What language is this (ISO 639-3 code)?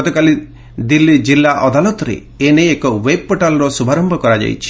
ori